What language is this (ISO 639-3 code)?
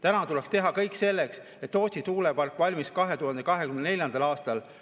est